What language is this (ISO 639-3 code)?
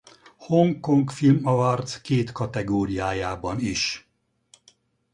hun